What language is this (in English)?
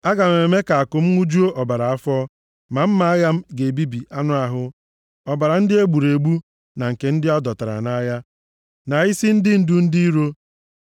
Igbo